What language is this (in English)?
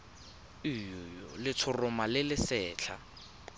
Tswana